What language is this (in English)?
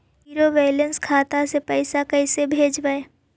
Magahi